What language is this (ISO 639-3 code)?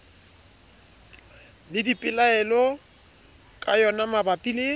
sot